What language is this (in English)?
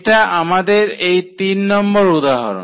Bangla